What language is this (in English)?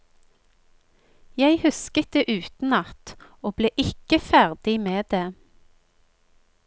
Norwegian